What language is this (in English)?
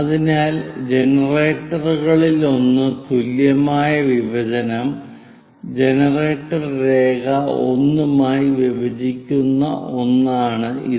Malayalam